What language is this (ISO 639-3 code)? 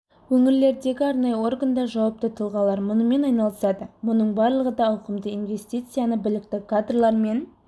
kaz